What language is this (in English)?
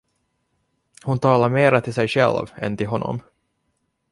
Swedish